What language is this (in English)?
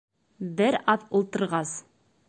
Bashkir